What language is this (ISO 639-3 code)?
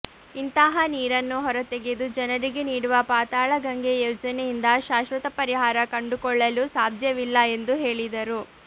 kan